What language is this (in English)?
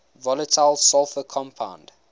English